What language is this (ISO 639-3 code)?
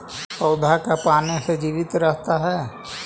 mag